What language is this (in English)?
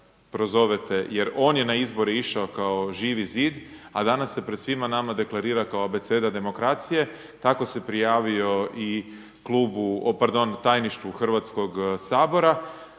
Croatian